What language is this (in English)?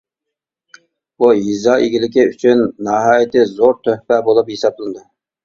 Uyghur